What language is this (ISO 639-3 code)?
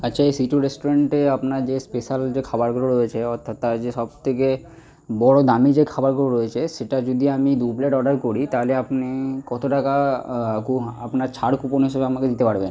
ben